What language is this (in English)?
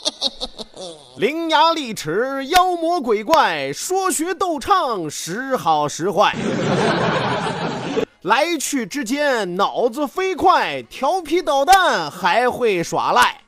Chinese